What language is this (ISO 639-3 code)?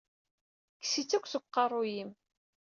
kab